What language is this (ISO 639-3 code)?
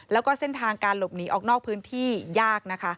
tha